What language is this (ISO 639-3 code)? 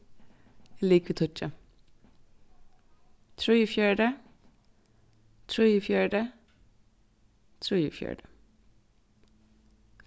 fao